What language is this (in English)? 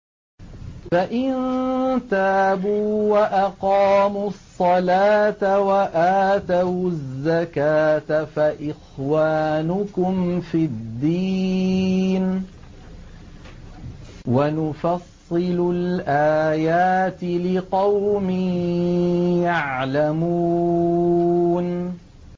Arabic